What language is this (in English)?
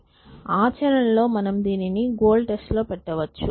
Telugu